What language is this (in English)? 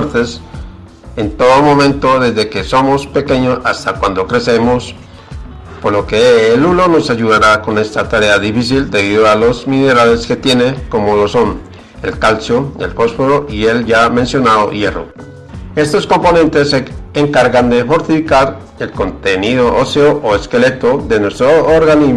Spanish